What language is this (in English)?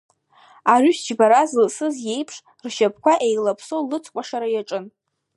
Abkhazian